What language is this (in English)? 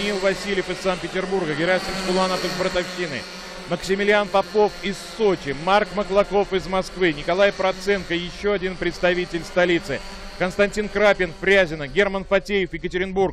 Russian